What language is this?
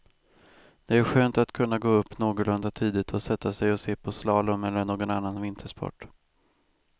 Swedish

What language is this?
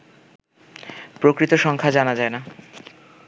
Bangla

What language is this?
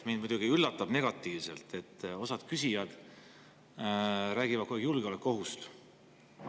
Estonian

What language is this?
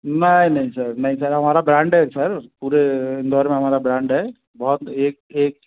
Hindi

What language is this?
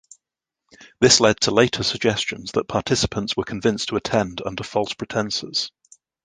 English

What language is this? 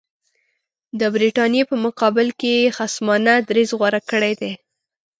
Pashto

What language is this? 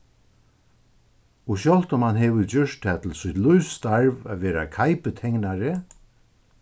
Faroese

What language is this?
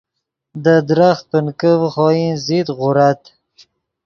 Yidgha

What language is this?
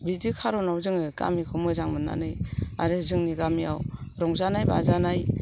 Bodo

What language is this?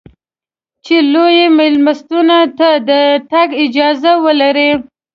Pashto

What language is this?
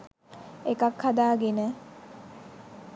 Sinhala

